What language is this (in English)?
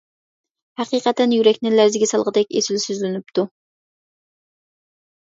Uyghur